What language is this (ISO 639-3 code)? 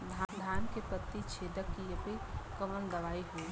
bho